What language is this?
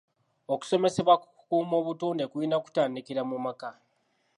Ganda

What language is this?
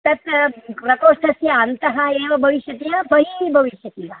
Sanskrit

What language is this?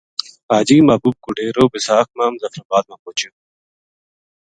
Gujari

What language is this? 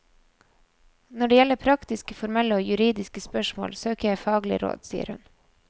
Norwegian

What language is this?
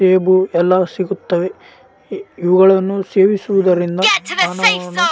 Kannada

